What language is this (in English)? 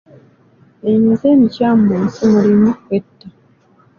Ganda